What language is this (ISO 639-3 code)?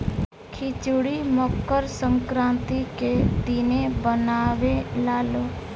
bho